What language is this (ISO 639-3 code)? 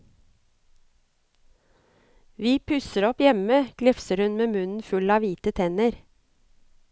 nor